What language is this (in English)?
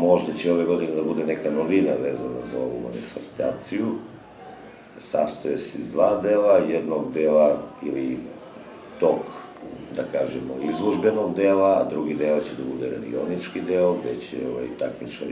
Russian